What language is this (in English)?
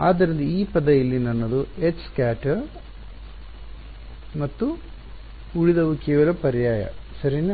Kannada